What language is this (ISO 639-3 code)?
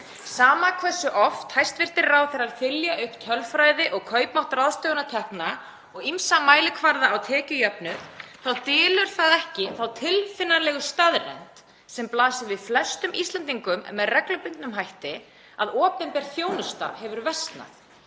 isl